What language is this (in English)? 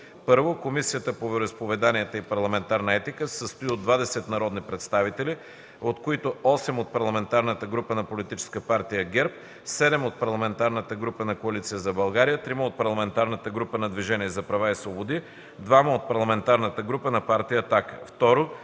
Bulgarian